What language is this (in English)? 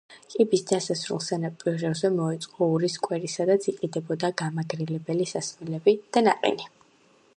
Georgian